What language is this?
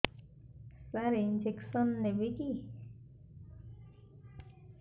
Odia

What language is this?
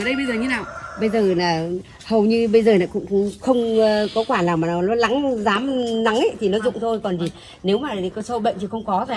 Vietnamese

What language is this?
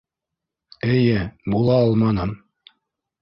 Bashkir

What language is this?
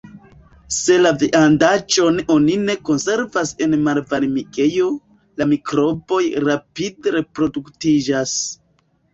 Esperanto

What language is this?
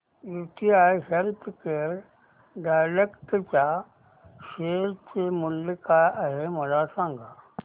Marathi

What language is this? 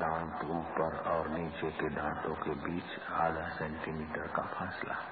Hindi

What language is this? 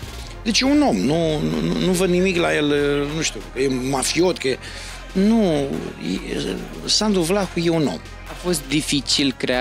Romanian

